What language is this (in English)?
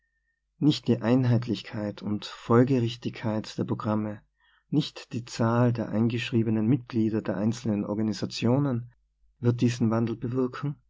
German